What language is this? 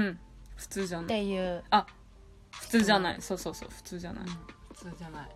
Japanese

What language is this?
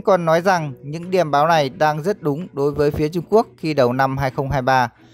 Vietnamese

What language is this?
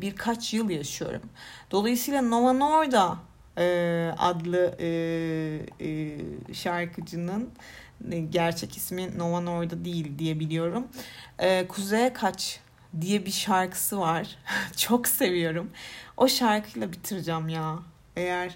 Turkish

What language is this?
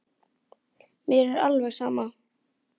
Icelandic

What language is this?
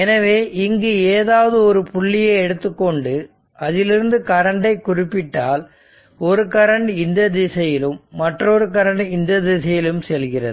Tamil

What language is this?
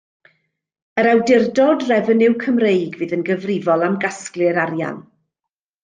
Welsh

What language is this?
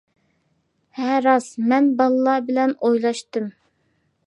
Uyghur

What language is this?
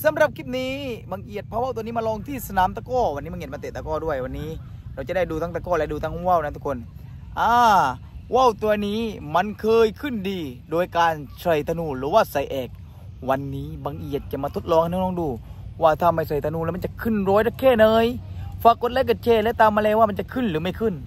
Thai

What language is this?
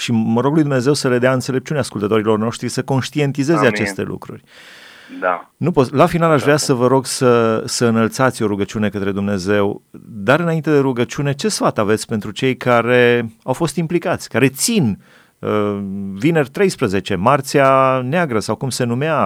Romanian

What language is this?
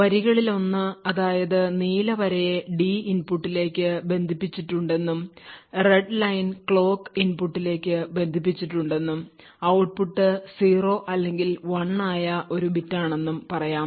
Malayalam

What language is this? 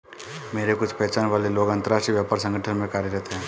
Hindi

